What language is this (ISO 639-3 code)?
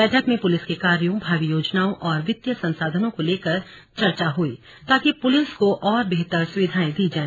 hin